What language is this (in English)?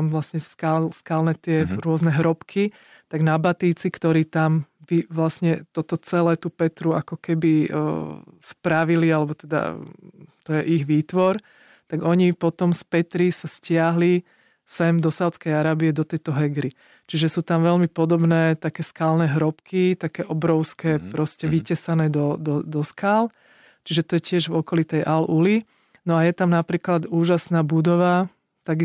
Slovak